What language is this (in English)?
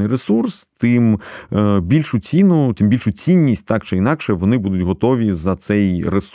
Ukrainian